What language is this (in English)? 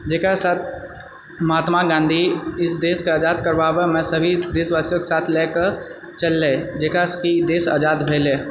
Maithili